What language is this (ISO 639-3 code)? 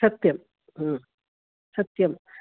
san